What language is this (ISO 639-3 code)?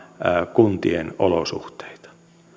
fin